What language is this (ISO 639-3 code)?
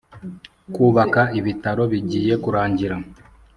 kin